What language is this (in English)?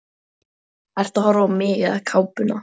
Icelandic